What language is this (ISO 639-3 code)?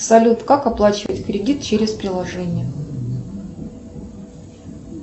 rus